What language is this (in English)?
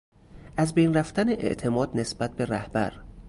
Persian